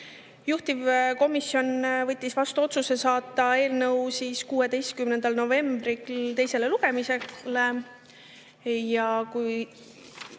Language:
Estonian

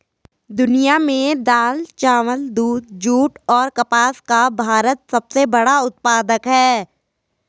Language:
Hindi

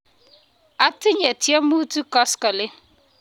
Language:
Kalenjin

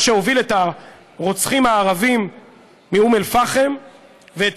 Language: Hebrew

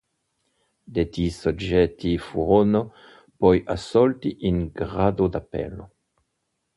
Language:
Italian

